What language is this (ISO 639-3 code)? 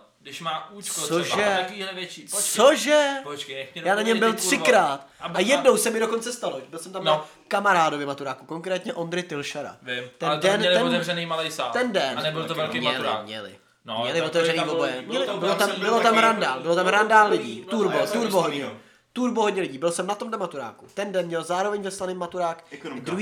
ces